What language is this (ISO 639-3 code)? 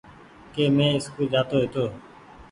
gig